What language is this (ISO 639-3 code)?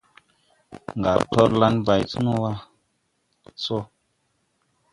tui